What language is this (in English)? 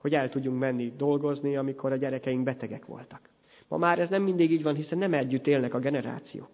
Hungarian